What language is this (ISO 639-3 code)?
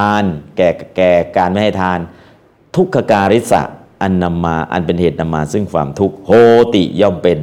tha